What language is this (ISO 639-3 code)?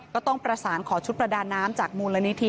tha